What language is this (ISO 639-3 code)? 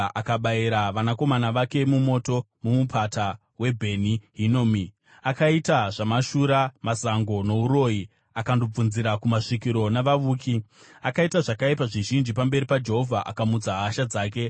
sna